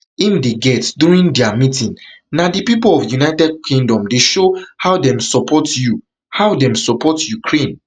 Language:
Nigerian Pidgin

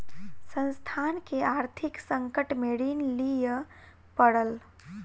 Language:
Maithili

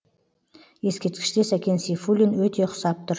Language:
Kazakh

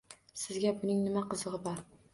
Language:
Uzbek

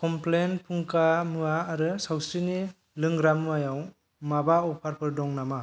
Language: Bodo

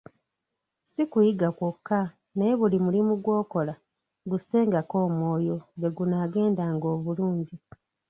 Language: Ganda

